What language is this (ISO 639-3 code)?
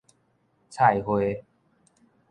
nan